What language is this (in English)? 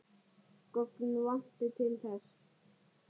Icelandic